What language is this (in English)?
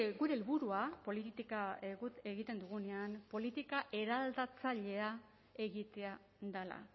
Basque